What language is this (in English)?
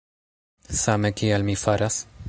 Esperanto